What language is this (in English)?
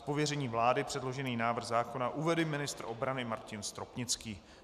Czech